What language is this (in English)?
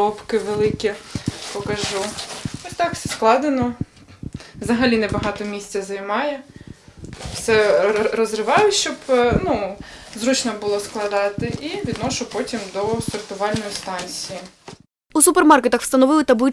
Ukrainian